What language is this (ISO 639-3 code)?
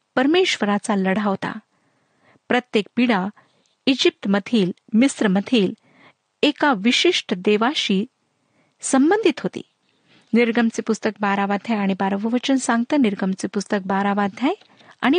mar